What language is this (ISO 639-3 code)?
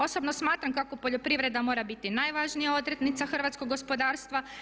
hrv